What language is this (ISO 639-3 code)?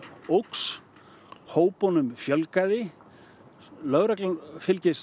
isl